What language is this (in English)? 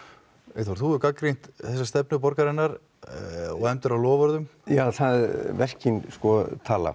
Icelandic